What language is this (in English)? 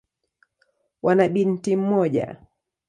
Swahili